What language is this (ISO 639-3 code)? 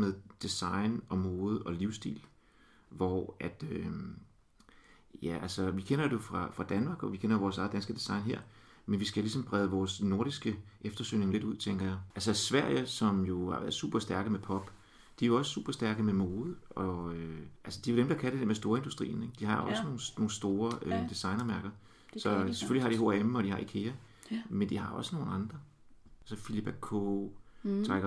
dan